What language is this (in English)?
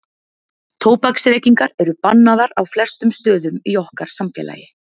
Icelandic